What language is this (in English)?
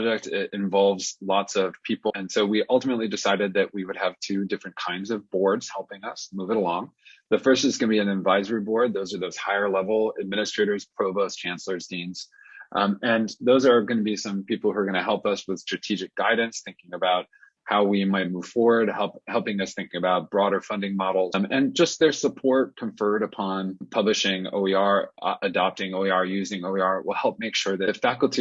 English